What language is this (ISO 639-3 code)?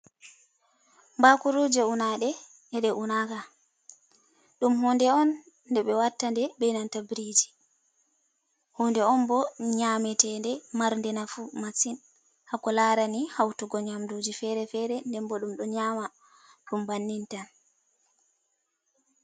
ful